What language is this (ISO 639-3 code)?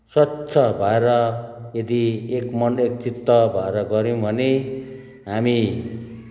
nep